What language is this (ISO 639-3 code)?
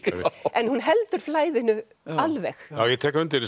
isl